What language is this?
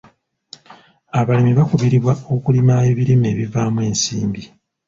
Ganda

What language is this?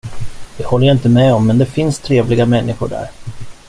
Swedish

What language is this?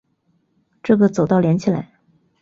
Chinese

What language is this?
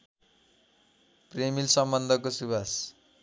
Nepali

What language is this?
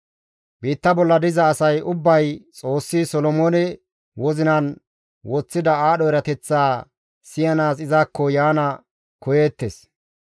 Gamo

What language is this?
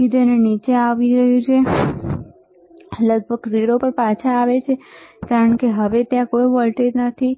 Gujarati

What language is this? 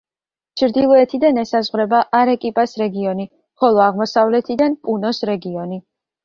Georgian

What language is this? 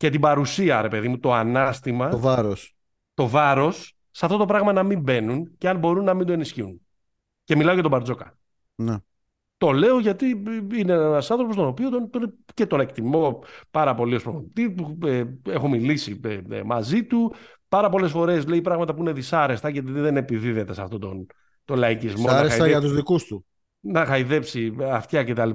Greek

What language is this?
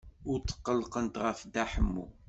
Kabyle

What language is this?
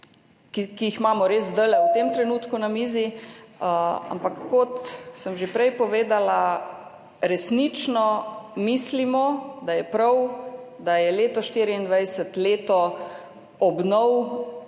Slovenian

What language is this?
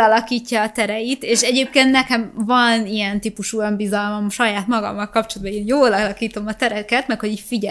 Hungarian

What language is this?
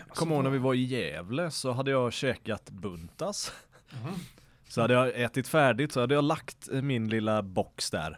Swedish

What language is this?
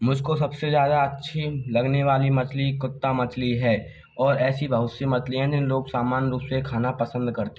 Hindi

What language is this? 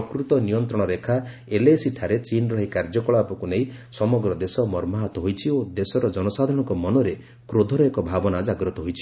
Odia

